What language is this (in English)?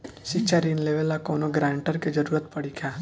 Bhojpuri